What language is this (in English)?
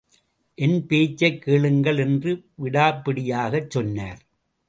Tamil